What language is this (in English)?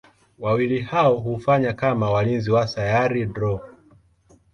Swahili